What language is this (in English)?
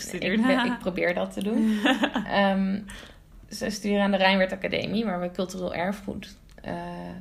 Dutch